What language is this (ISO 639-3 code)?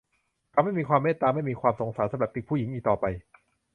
tha